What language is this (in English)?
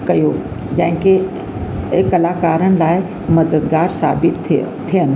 Sindhi